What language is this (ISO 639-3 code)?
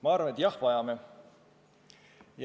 est